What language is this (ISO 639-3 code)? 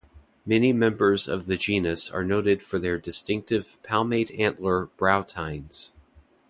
eng